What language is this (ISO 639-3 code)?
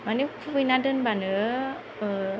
brx